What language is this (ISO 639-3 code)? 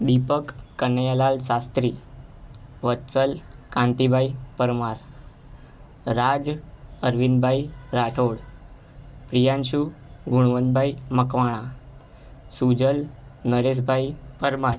guj